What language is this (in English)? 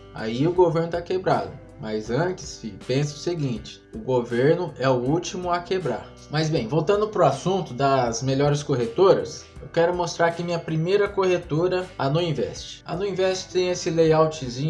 Portuguese